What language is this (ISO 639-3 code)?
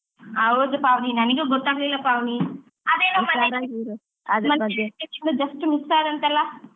kan